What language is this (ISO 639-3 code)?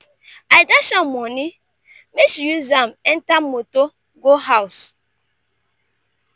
pcm